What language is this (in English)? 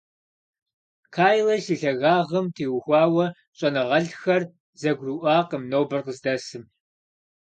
Kabardian